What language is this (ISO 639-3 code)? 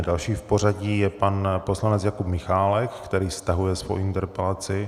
ces